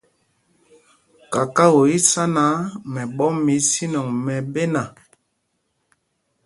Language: Mpumpong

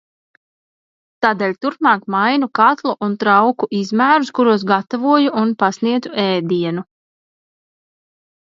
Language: Latvian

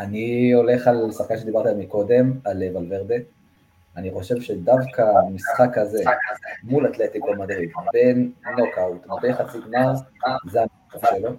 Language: Hebrew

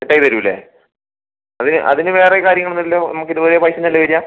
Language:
Malayalam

